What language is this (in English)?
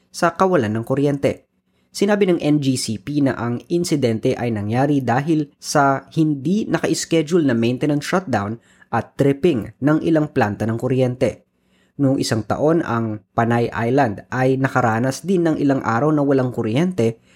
Filipino